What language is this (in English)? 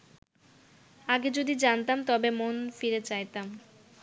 Bangla